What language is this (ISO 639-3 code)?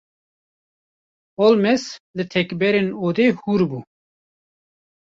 kur